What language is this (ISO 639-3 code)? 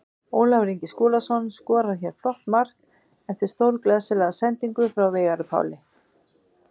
isl